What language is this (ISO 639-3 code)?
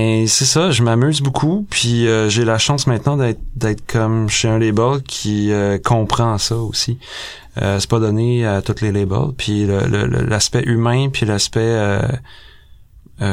fra